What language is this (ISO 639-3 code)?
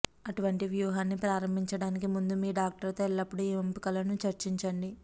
tel